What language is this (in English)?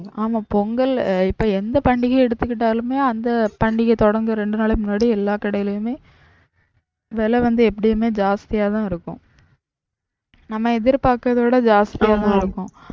Tamil